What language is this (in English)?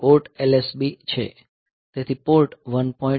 Gujarati